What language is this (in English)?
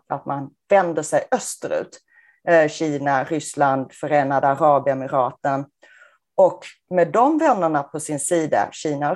Swedish